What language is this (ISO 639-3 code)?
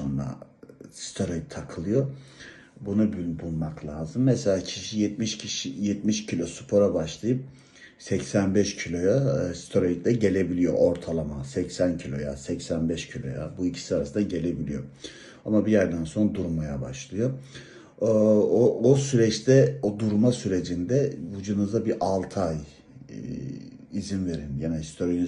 tur